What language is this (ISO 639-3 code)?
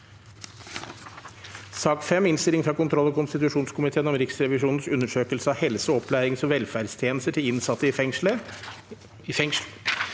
nor